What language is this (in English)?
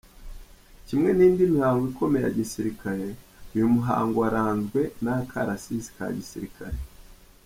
Kinyarwanda